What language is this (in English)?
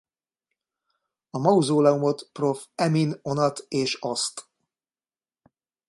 Hungarian